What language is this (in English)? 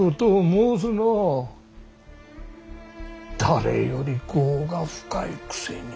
Japanese